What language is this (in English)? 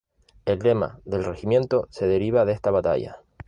Spanish